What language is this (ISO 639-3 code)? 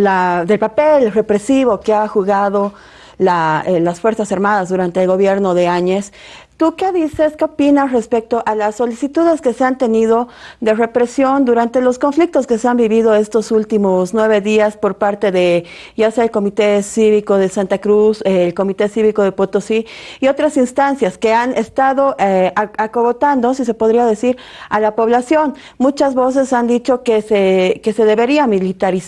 spa